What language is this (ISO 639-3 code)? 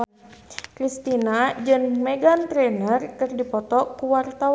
sun